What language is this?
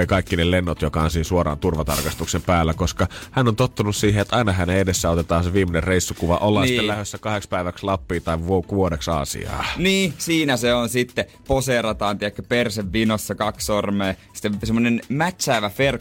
Finnish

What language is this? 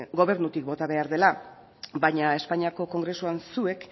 Basque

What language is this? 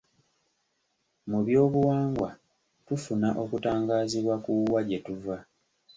Ganda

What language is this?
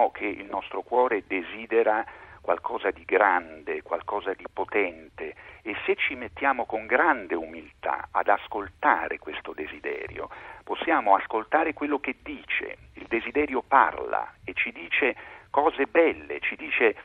Italian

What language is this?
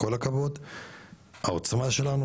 Hebrew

